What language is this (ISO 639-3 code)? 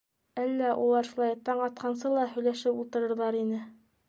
bak